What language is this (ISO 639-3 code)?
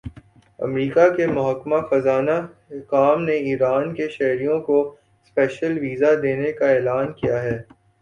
urd